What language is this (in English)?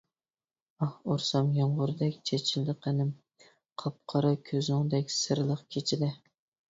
Uyghur